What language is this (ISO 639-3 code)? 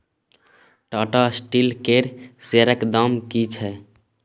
mai